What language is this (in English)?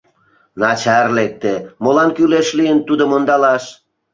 Mari